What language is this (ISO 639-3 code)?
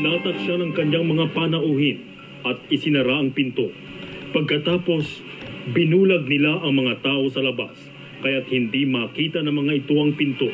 fil